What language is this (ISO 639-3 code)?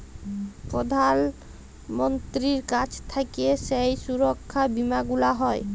ben